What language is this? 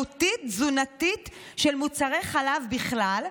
Hebrew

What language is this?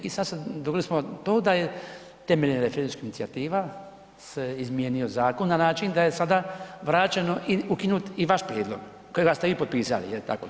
Croatian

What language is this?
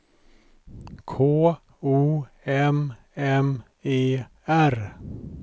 Swedish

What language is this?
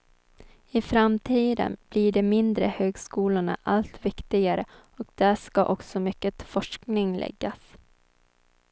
Swedish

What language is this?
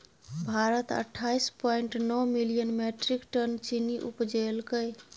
Maithili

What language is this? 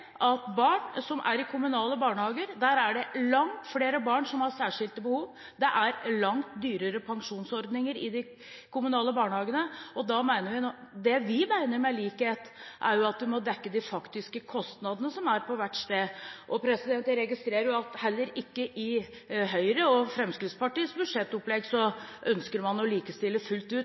Norwegian Bokmål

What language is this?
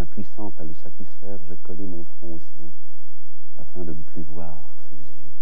French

